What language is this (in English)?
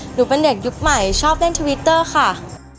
Thai